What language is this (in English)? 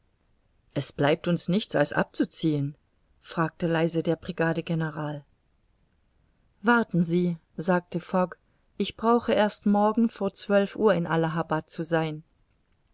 German